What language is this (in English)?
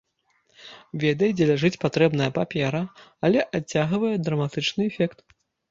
Belarusian